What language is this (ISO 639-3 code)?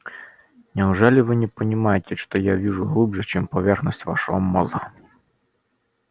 rus